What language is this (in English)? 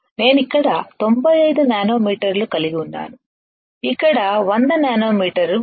Telugu